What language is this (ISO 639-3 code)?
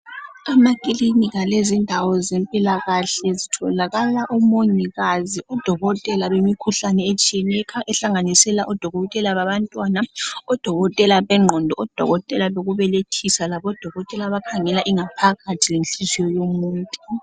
nde